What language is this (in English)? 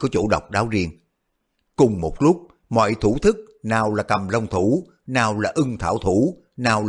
Vietnamese